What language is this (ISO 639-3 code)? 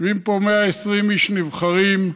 heb